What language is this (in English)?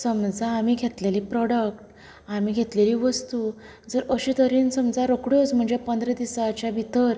Konkani